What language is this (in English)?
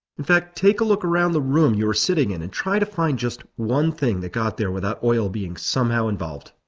English